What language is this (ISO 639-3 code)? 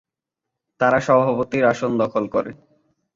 ben